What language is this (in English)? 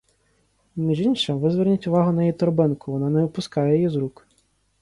Ukrainian